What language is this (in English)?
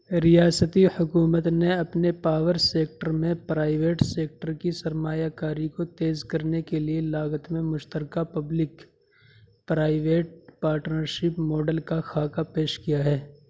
Urdu